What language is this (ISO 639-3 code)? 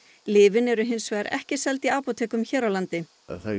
isl